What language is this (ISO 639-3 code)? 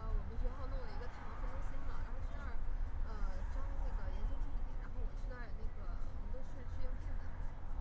zho